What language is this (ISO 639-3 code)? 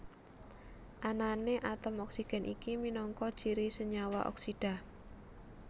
jav